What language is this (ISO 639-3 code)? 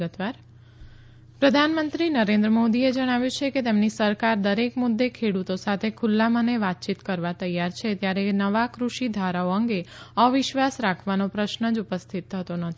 guj